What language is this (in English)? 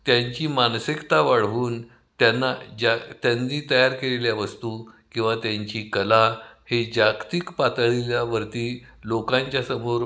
Marathi